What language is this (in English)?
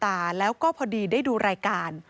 Thai